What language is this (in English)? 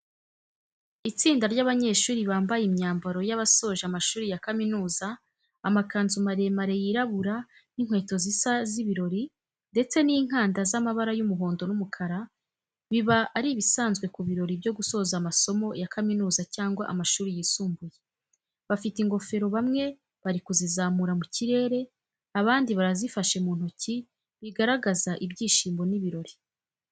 Kinyarwanda